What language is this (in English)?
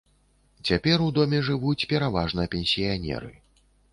Belarusian